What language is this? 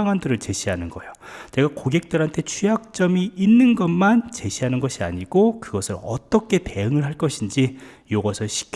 Korean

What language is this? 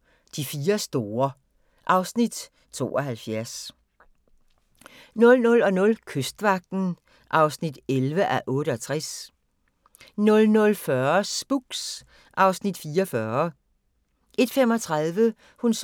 Danish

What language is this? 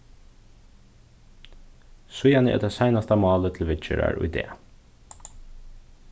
Faroese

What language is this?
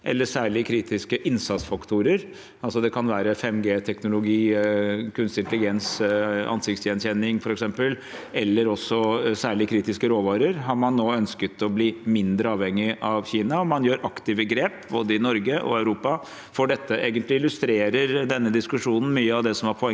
Norwegian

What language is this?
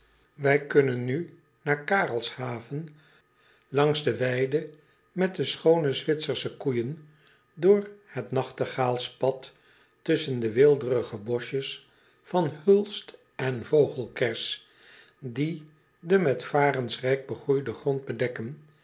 Dutch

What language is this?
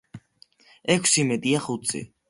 Georgian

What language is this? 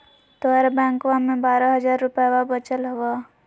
Magahi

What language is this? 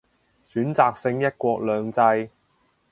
Cantonese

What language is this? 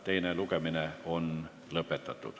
Estonian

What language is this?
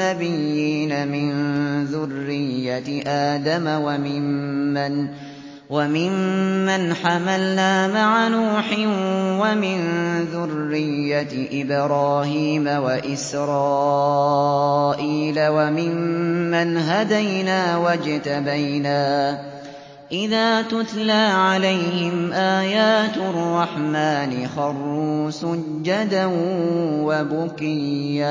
Arabic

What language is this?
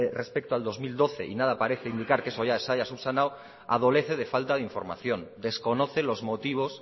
Spanish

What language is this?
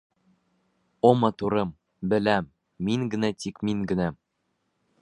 Bashkir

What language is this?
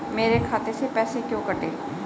Hindi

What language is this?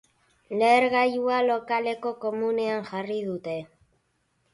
Basque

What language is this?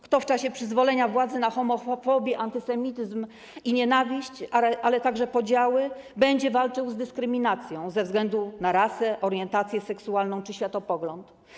Polish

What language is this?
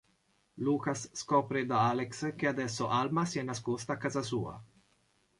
Italian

